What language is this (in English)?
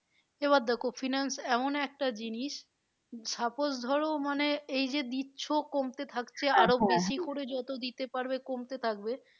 Bangla